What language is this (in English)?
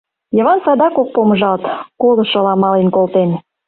Mari